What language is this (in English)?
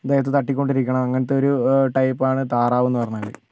Malayalam